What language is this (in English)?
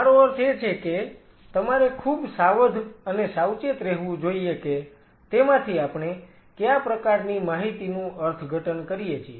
Gujarati